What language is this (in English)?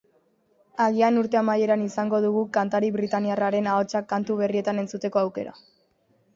Basque